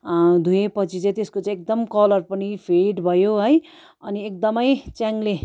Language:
Nepali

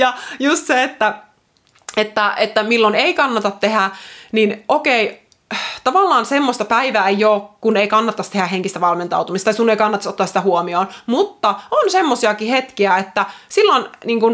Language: Finnish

